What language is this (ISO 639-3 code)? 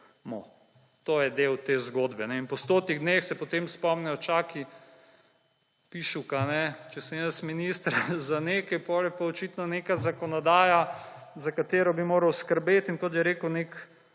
slv